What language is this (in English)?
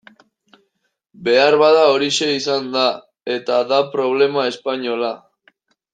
Basque